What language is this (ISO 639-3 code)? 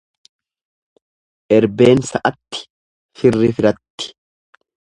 orm